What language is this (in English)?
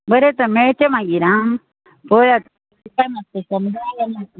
Konkani